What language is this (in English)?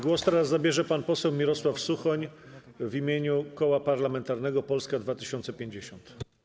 Polish